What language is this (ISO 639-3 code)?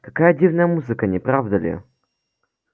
rus